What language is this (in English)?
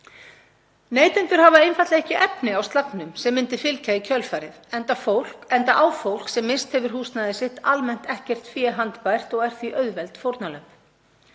Icelandic